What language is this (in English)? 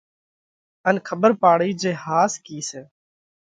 Parkari Koli